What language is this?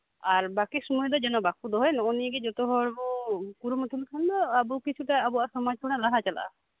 Santali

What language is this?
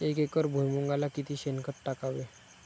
Marathi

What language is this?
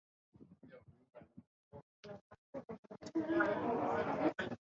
Guarani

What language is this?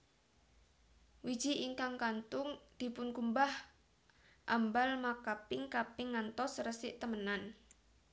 Javanese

